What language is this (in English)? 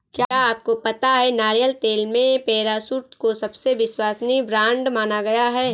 Hindi